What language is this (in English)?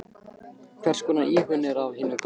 Icelandic